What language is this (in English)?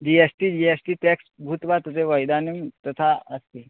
Sanskrit